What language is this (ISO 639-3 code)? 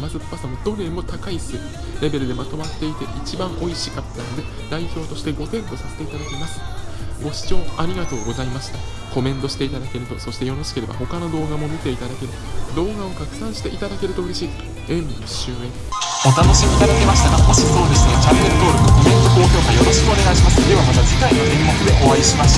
jpn